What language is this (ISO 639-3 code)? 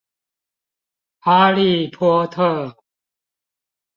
zho